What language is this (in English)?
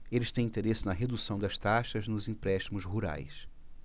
Portuguese